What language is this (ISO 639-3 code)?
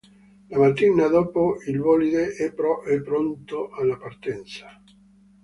ita